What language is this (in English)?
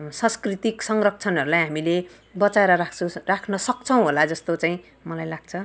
Nepali